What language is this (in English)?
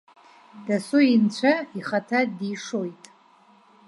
Abkhazian